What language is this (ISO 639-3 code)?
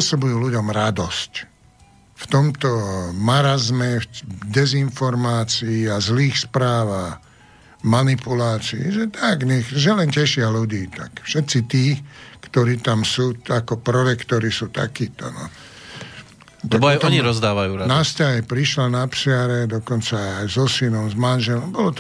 slk